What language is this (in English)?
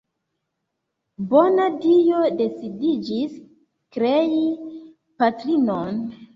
Esperanto